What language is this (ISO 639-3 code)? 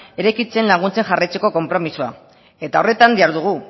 eus